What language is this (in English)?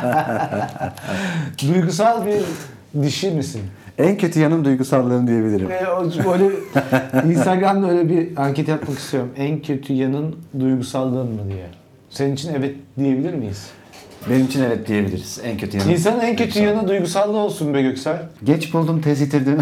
Turkish